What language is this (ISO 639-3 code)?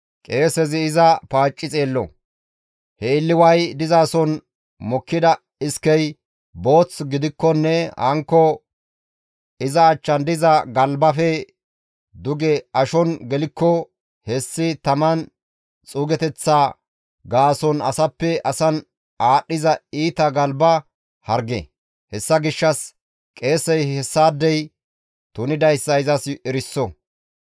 gmv